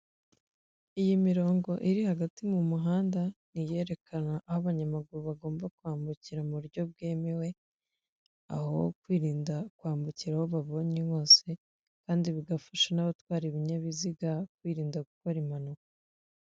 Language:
Kinyarwanda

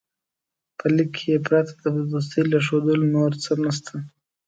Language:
Pashto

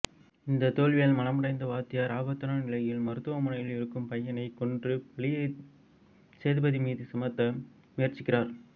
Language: Tamil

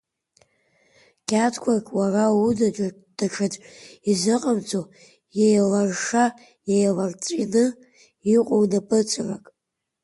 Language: Abkhazian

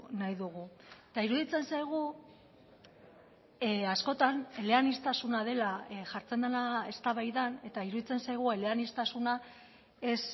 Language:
Basque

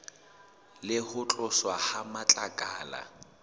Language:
Southern Sotho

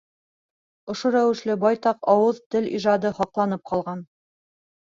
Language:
Bashkir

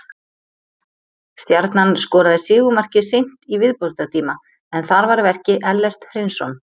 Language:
Icelandic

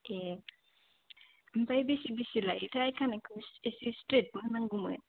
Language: Bodo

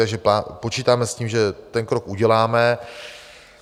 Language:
Czech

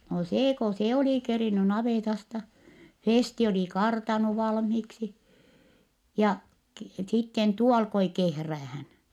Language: Finnish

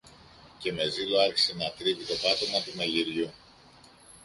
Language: Greek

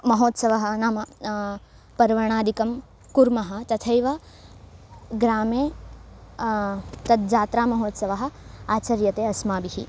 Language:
Sanskrit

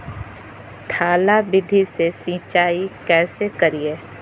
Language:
Magahi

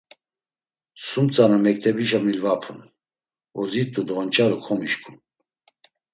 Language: Laz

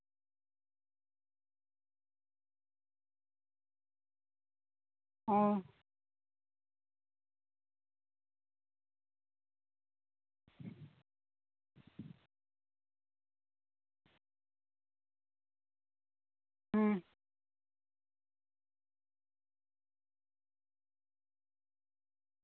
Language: Santali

